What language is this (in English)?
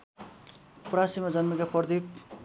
Nepali